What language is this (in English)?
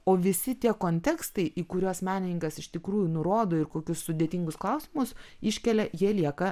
Lithuanian